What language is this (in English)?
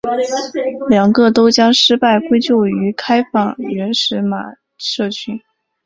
Chinese